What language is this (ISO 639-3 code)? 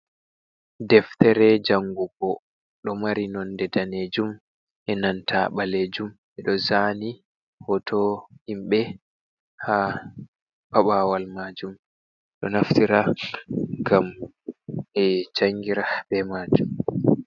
ful